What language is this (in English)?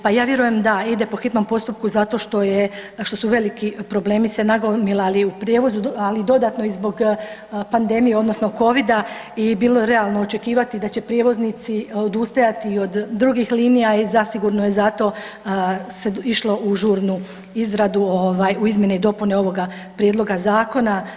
Croatian